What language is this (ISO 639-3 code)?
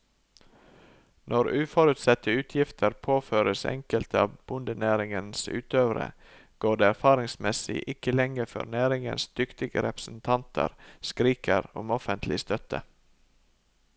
nor